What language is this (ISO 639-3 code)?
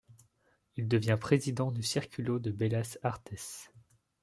fra